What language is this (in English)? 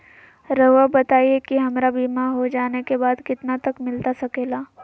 Magahi